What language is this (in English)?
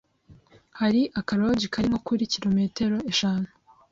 Kinyarwanda